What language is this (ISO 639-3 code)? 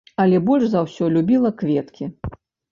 bel